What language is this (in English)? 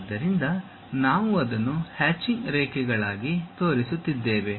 Kannada